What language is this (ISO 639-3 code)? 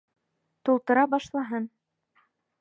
bak